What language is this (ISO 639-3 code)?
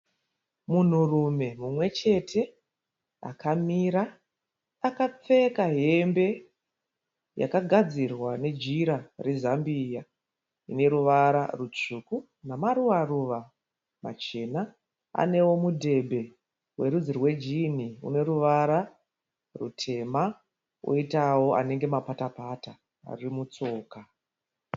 sna